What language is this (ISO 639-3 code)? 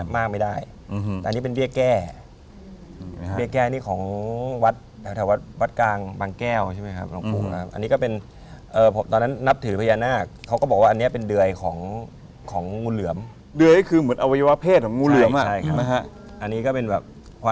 tha